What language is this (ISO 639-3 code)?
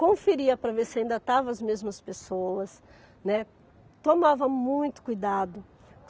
por